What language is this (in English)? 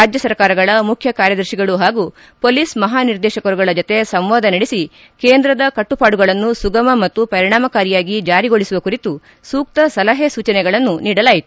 Kannada